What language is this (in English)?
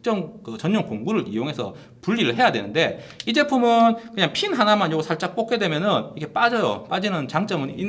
Korean